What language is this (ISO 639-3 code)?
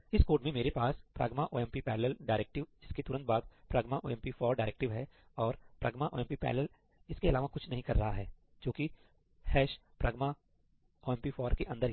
hin